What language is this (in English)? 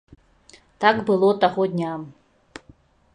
Belarusian